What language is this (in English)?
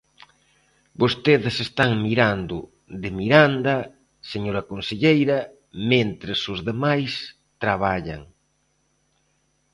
Galician